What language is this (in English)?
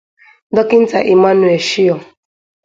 Igbo